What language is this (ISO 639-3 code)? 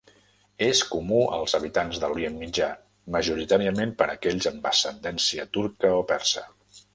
cat